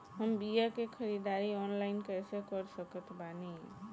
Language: Bhojpuri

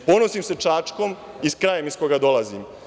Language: Serbian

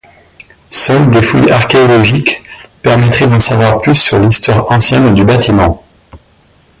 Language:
French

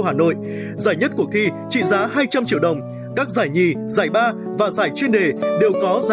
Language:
Vietnamese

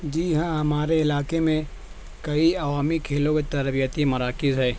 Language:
Urdu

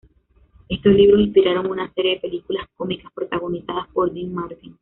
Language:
Spanish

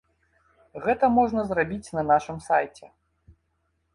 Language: Belarusian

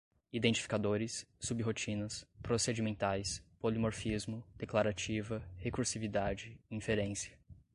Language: Portuguese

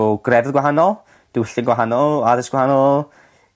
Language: Welsh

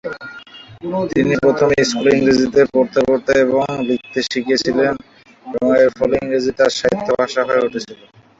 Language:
Bangla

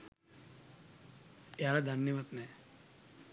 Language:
Sinhala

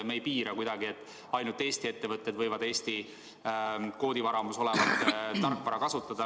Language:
Estonian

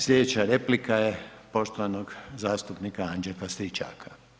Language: Croatian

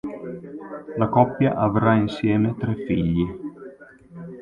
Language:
Italian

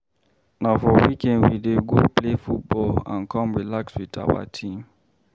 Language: Nigerian Pidgin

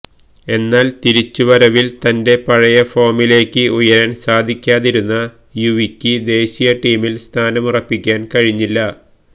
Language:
Malayalam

